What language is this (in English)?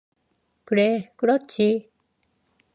Korean